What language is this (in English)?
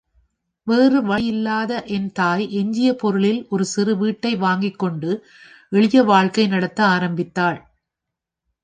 Tamil